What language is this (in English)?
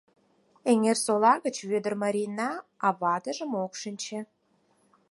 Mari